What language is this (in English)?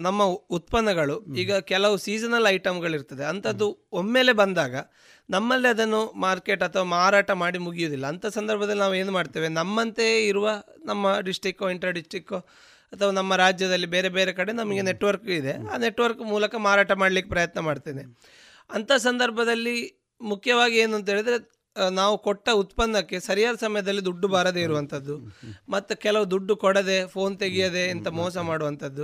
Kannada